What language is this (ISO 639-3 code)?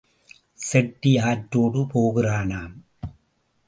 tam